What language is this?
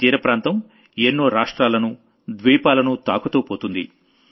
Telugu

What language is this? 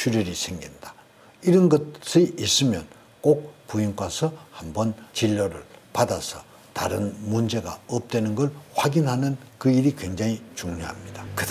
Korean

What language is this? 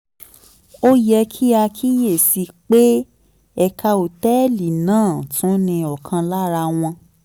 Yoruba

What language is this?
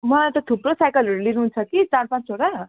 Nepali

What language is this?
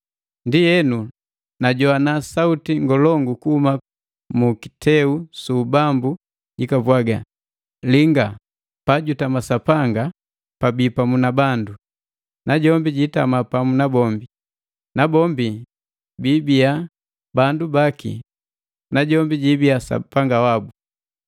Matengo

